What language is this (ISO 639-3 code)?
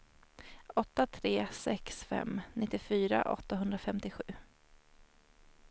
swe